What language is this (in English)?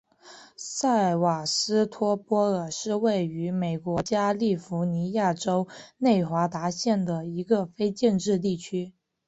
Chinese